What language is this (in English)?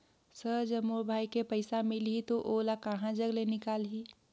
Chhattisgarhi